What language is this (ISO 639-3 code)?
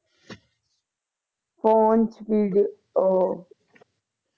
pan